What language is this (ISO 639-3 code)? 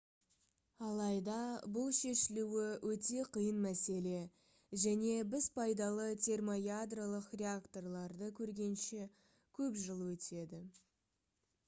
kaz